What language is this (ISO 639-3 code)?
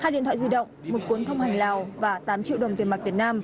vie